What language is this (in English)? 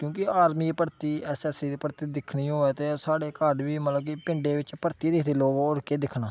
Dogri